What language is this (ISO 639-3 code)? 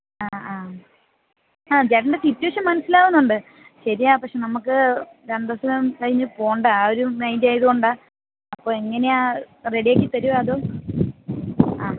mal